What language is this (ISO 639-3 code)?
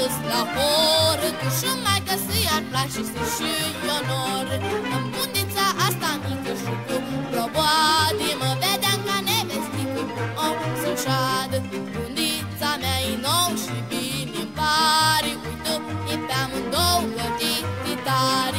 ron